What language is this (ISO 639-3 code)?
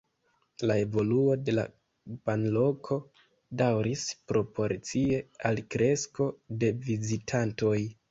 epo